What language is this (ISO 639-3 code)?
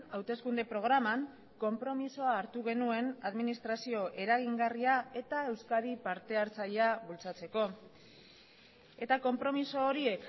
eus